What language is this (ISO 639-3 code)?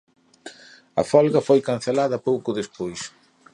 glg